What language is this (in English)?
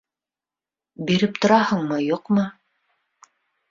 Bashkir